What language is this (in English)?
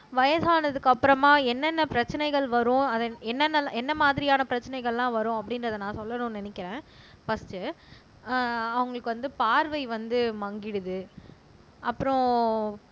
Tamil